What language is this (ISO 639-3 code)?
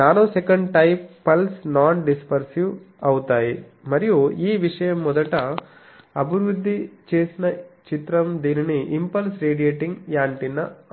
tel